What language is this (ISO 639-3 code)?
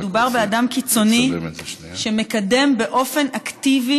heb